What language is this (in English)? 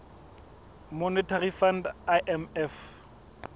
Southern Sotho